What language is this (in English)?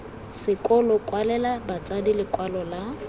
Tswana